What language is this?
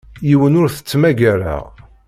Kabyle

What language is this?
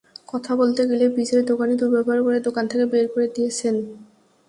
Bangla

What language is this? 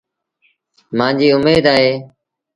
Sindhi Bhil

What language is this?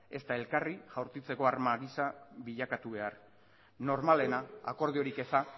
Basque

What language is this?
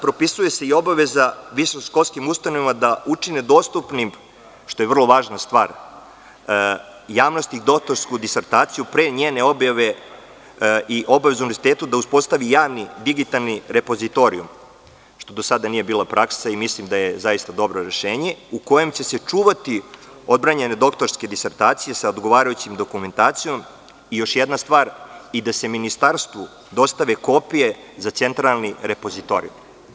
Serbian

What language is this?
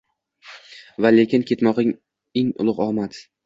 Uzbek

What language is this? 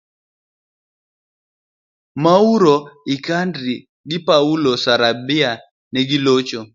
Luo (Kenya and Tanzania)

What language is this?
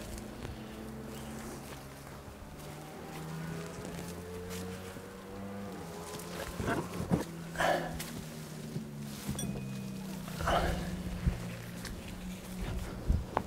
German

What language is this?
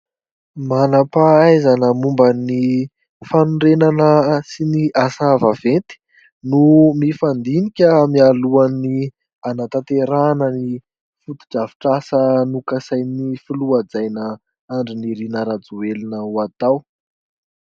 Malagasy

